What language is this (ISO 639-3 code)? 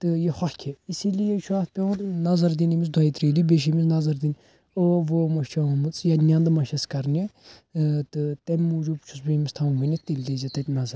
kas